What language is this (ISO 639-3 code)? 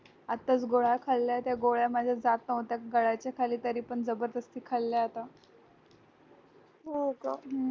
mar